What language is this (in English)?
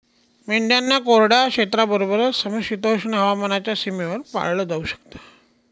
Marathi